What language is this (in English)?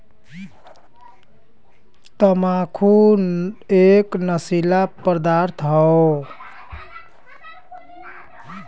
Bhojpuri